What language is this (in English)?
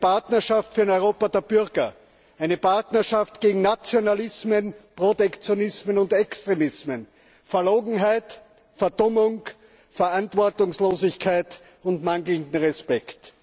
German